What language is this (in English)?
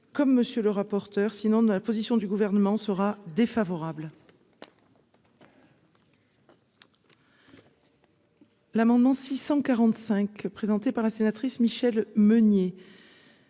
French